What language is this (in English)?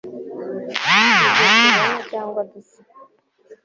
Kinyarwanda